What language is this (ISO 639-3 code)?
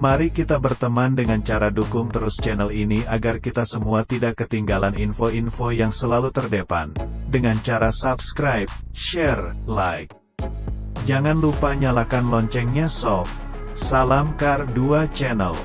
ind